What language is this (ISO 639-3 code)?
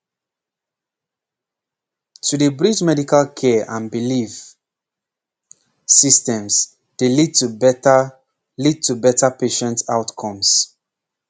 pcm